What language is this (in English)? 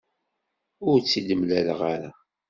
Kabyle